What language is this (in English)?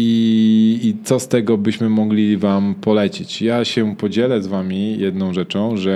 Polish